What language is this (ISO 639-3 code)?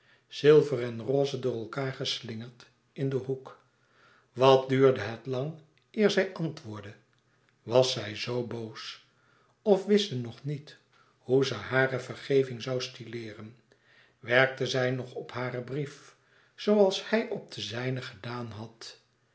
nld